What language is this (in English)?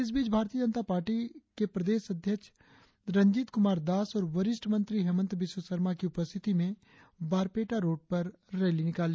Hindi